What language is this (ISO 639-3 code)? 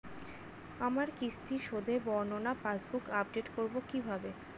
ben